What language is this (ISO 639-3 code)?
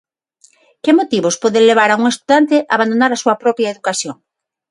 glg